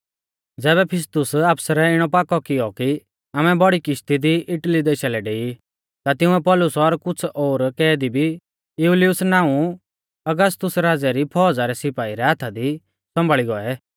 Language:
Mahasu Pahari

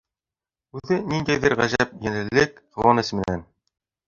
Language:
Bashkir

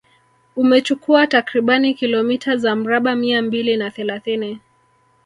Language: Swahili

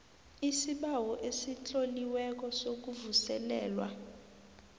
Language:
South Ndebele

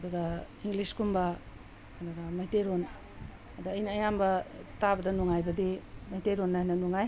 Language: Manipuri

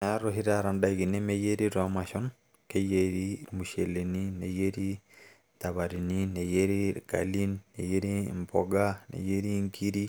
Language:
Masai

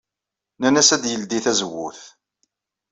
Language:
Kabyle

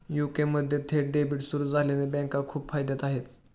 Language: Marathi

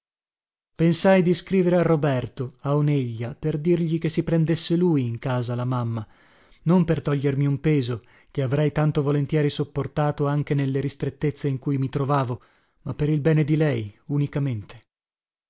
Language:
Italian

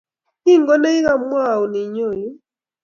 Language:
Kalenjin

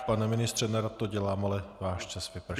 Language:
Czech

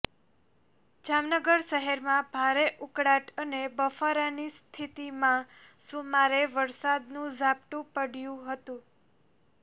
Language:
Gujarati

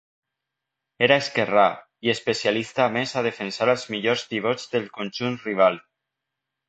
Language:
Catalan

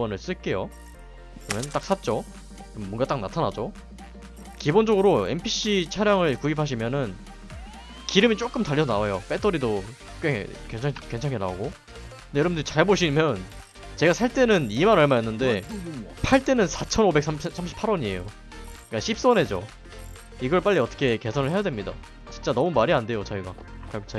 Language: Korean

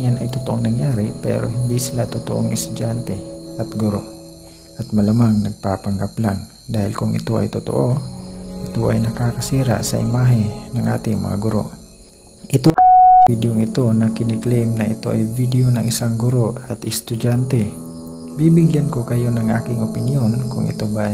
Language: Filipino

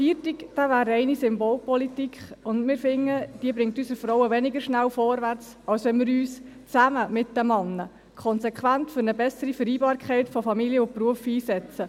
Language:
Swiss German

